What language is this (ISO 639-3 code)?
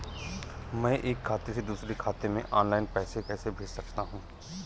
hin